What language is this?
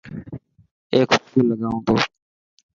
Dhatki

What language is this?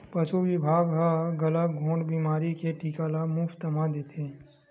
Chhattisgarhi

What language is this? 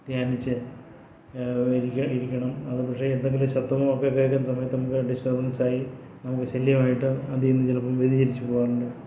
Malayalam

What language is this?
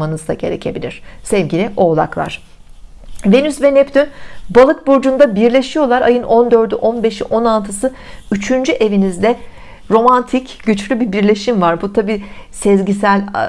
Turkish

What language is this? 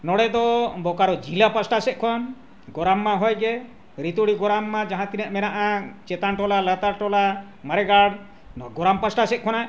Santali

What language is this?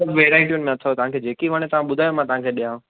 Sindhi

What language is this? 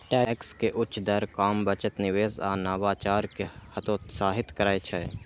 Maithili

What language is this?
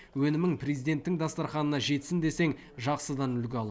Kazakh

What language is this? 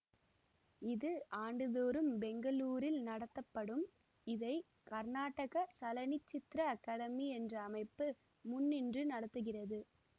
Tamil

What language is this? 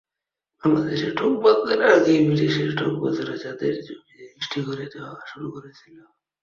Bangla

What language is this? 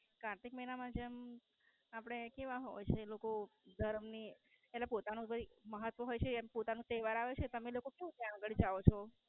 Gujarati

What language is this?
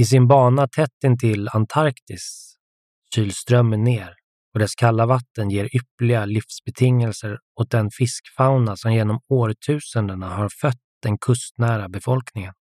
Swedish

